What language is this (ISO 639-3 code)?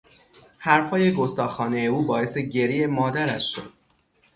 fas